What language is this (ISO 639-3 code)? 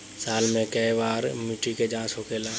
bho